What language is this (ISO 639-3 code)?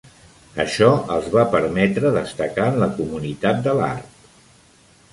cat